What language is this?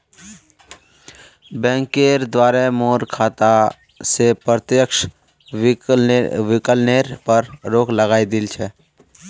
Magahi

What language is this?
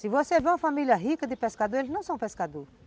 Portuguese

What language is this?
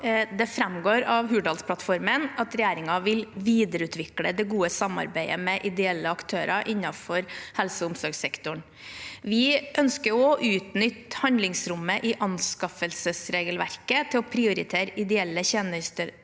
Norwegian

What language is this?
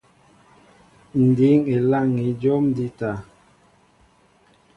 Mbo (Cameroon)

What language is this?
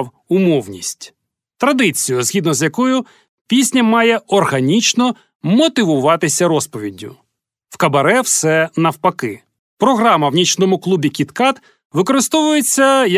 Ukrainian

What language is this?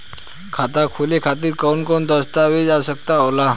Bhojpuri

